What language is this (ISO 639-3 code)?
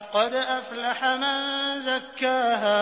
ara